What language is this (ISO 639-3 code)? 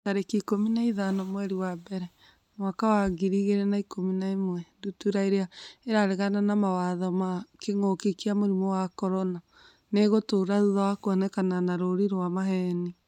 kik